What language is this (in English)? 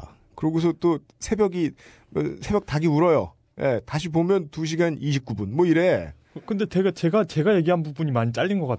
Korean